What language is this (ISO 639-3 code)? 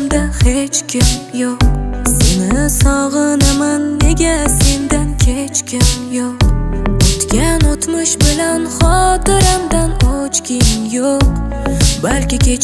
tur